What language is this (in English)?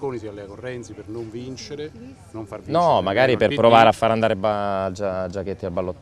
Italian